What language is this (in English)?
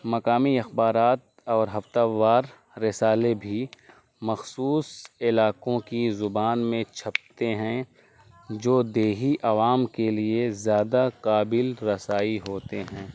Urdu